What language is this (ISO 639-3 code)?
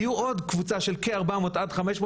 heb